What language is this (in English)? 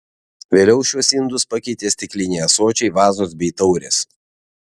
Lithuanian